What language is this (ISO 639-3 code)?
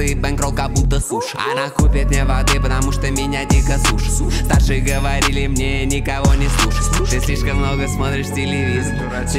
rus